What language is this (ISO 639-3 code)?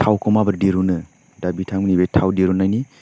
brx